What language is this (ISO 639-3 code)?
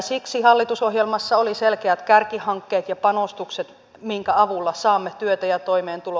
fin